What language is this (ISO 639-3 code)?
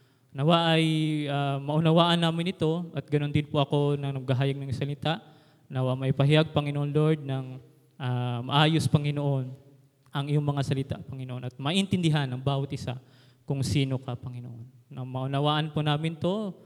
fil